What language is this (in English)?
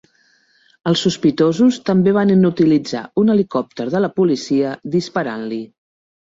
Catalan